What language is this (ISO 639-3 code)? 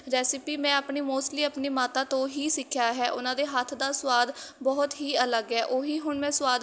pan